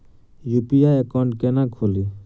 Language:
Maithili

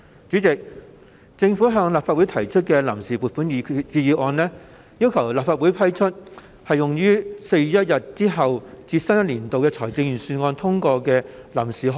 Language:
Cantonese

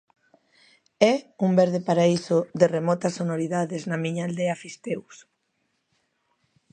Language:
Galician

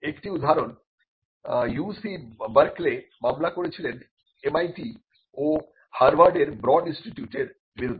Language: Bangla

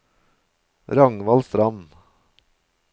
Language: Norwegian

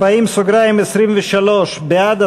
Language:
Hebrew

